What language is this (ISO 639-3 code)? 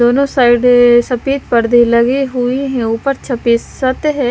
hin